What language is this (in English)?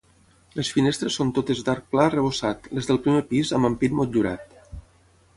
Catalan